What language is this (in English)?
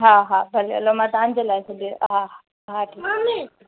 Sindhi